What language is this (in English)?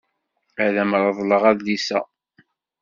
Kabyle